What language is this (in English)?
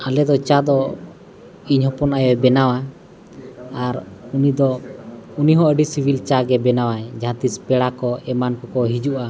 Santali